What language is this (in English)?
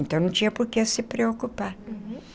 Portuguese